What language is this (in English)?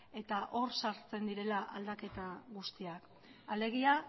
Basque